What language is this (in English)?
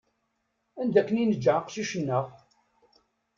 Kabyle